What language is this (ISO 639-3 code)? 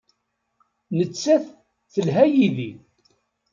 kab